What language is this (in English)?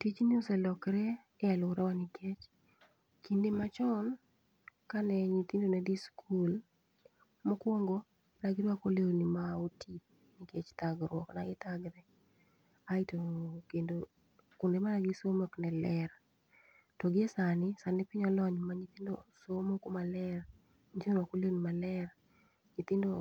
Luo (Kenya and Tanzania)